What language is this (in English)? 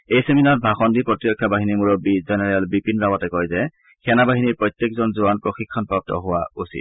Assamese